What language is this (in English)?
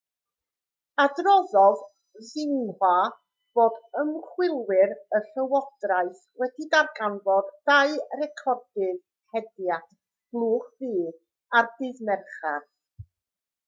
Welsh